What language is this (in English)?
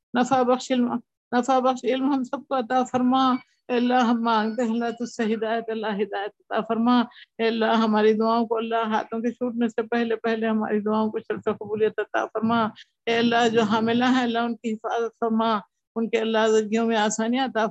Urdu